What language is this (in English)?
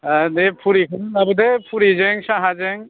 Bodo